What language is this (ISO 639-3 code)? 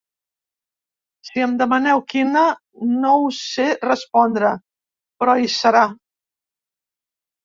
cat